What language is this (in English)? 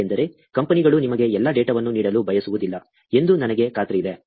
Kannada